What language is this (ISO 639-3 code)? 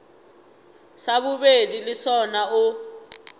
nso